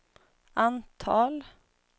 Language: Swedish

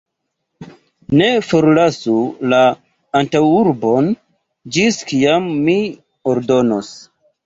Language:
Esperanto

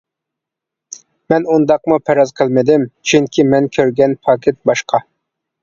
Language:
Uyghur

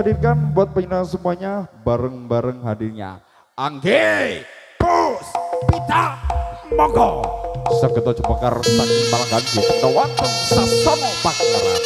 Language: Indonesian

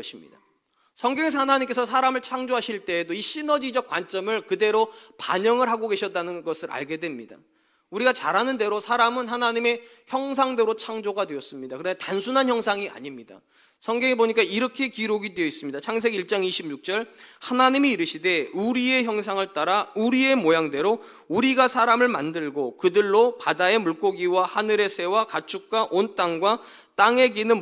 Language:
Korean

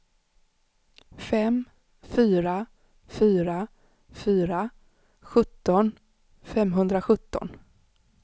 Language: Swedish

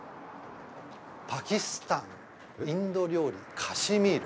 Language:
Japanese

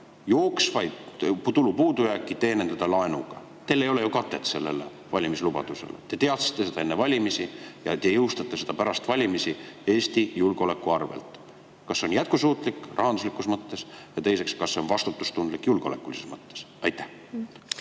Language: Estonian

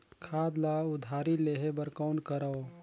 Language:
Chhattisgarhi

